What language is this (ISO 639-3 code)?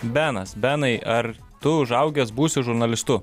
lit